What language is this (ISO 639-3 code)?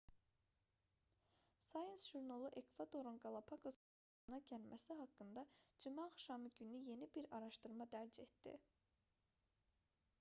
aze